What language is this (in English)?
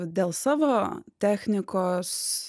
Lithuanian